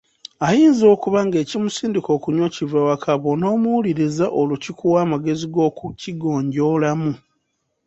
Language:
Ganda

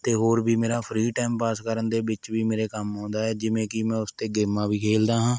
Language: Punjabi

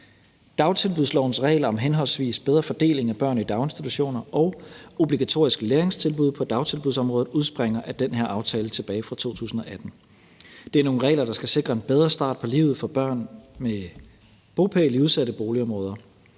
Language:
Danish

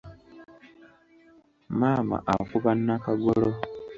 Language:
Ganda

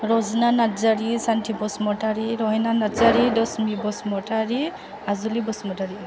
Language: Bodo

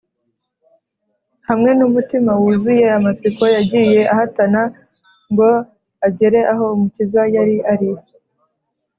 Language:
Kinyarwanda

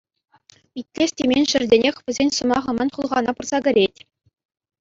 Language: Chuvash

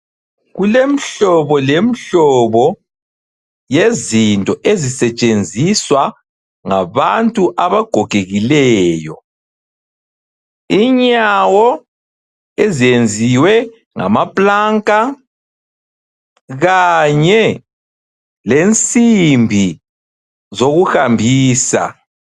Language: North Ndebele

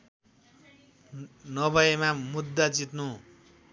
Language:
Nepali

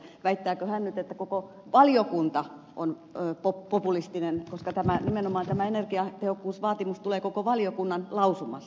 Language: Finnish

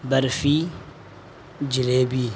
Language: Urdu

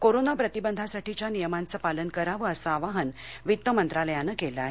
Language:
Marathi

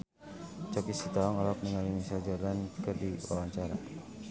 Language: Sundanese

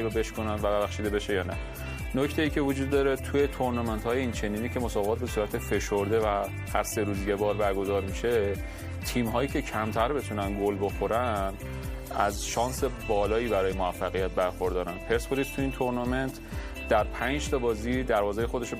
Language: Persian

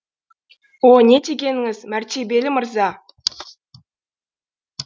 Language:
Kazakh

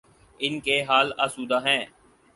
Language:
Urdu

